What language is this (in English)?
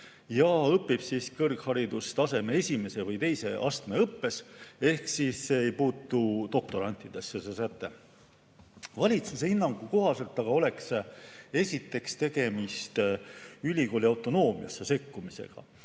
Estonian